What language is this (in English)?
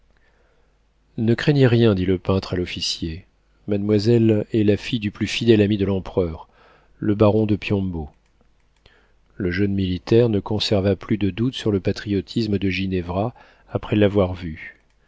French